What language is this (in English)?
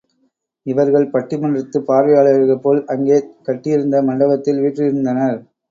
Tamil